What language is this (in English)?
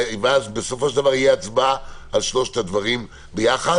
Hebrew